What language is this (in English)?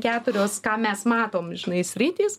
Lithuanian